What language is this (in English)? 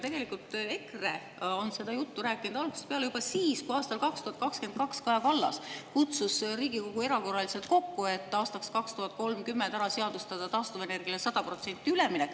Estonian